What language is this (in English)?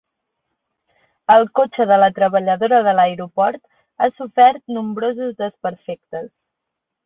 Catalan